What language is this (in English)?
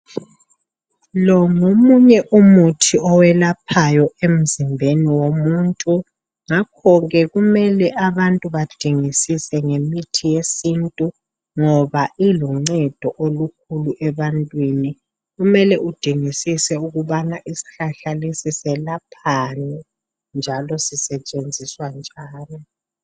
North Ndebele